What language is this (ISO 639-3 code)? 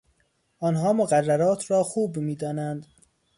fas